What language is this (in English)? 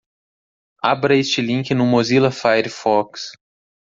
Portuguese